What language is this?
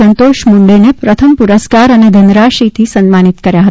Gujarati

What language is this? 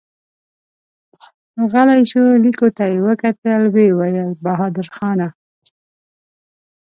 Pashto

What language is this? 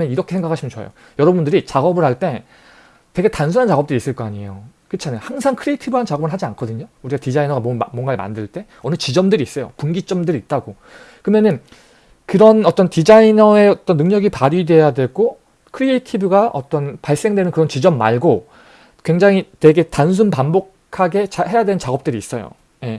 Korean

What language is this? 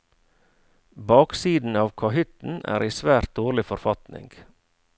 Norwegian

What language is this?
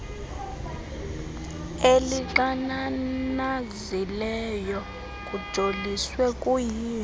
Xhosa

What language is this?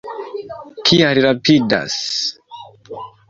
Esperanto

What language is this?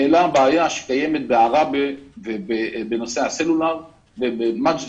Hebrew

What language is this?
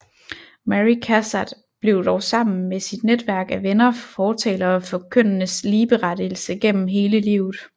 Danish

